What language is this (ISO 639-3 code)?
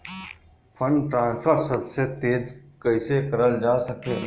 bho